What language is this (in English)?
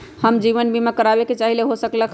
Magahi